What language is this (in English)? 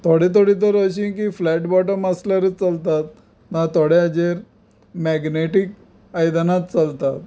Konkani